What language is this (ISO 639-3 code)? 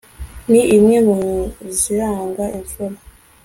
kin